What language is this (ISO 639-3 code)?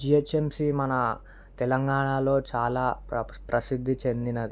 tel